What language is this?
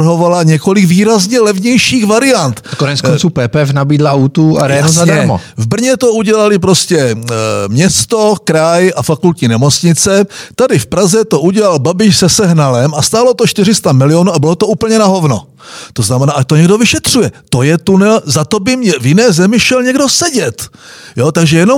Czech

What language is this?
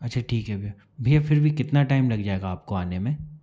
Hindi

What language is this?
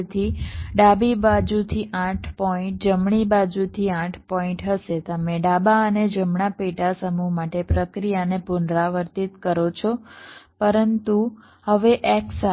Gujarati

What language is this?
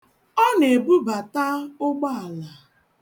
Igbo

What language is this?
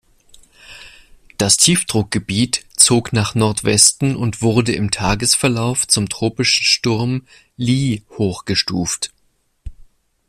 German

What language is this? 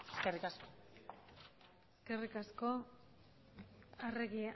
Basque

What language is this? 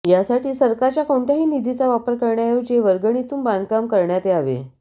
Marathi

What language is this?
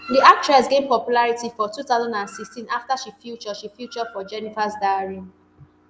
Nigerian Pidgin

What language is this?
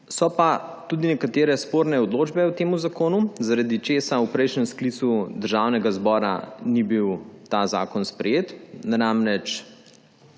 Slovenian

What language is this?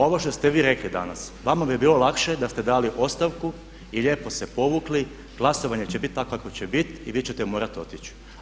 Croatian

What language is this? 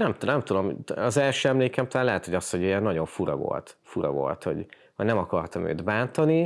Hungarian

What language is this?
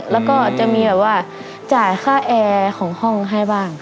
Thai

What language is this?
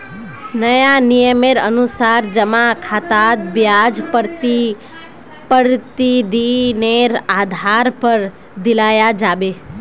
Magahi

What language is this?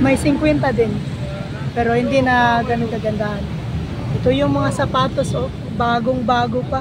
Filipino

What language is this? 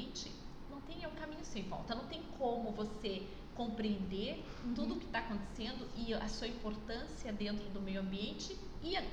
Portuguese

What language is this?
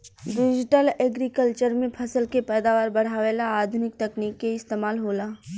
Bhojpuri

